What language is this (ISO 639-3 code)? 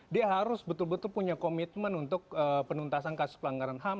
ind